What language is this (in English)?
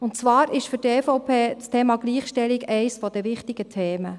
Swiss German